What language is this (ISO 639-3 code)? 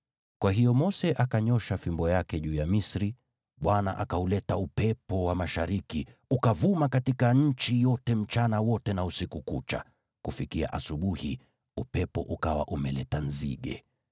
swa